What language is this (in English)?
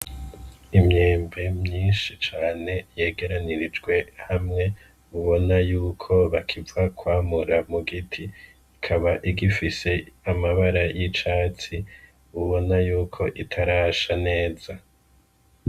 Rundi